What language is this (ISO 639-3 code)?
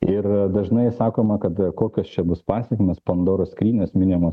lit